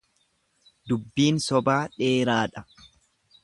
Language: Oromo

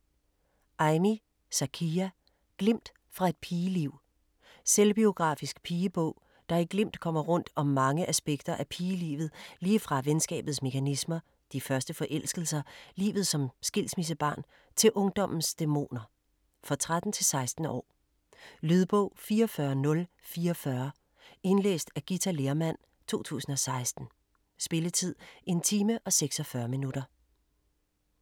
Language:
Danish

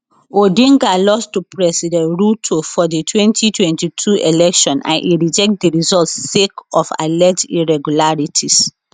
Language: Nigerian Pidgin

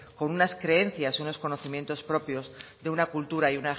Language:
Spanish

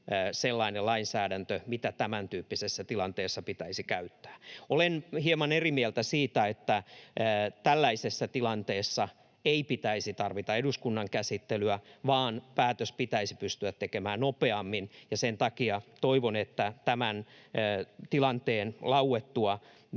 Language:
Finnish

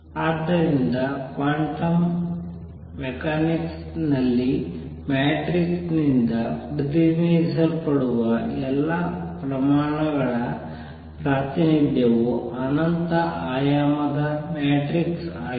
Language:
Kannada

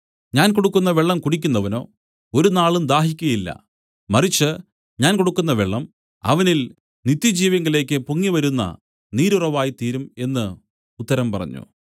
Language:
Malayalam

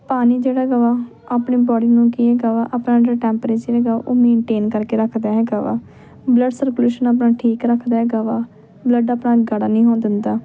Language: Punjabi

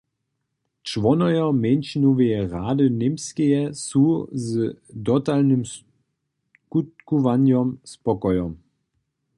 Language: Upper Sorbian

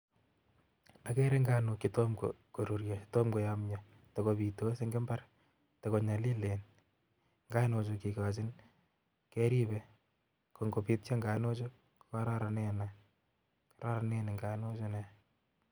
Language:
Kalenjin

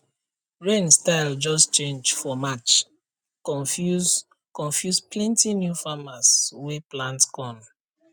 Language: Nigerian Pidgin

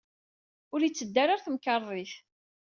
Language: Kabyle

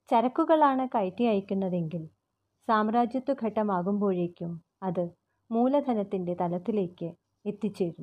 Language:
Malayalam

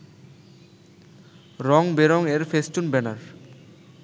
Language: Bangla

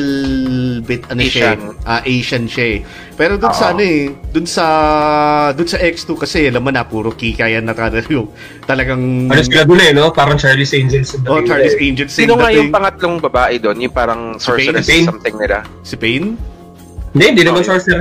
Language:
Filipino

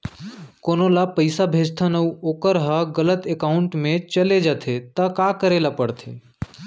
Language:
Chhattisgarhi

